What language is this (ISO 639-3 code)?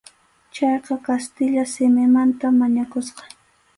qxu